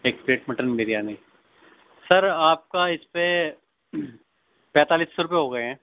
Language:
Urdu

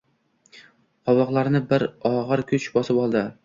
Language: Uzbek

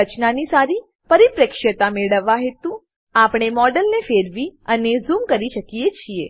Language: Gujarati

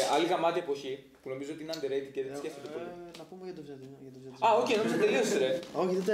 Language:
Greek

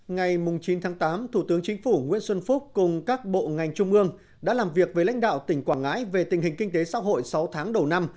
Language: Vietnamese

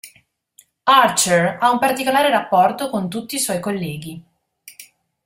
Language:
Italian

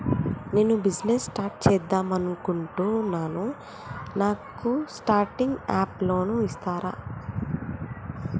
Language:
Telugu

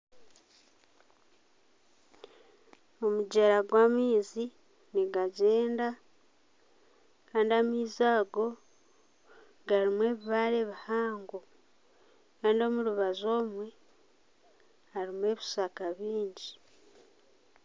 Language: Nyankole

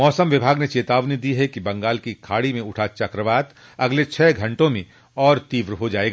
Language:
Hindi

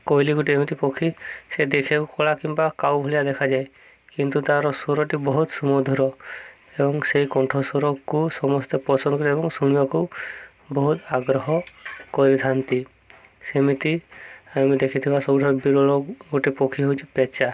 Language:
Odia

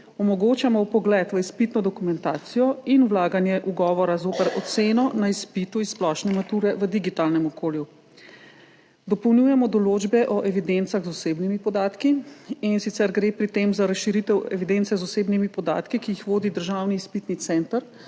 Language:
Slovenian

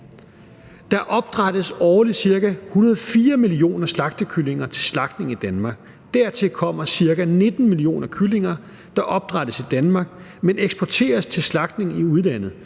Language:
Danish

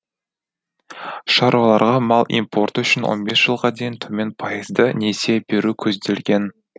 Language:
Kazakh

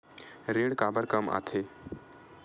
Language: Chhattisgarhi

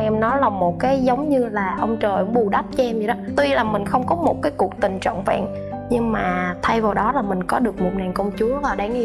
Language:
Vietnamese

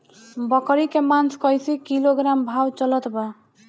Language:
Bhojpuri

